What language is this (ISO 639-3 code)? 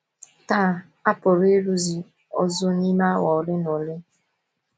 ibo